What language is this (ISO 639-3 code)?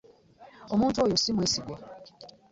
lug